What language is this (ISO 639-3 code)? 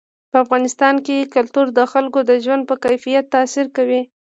pus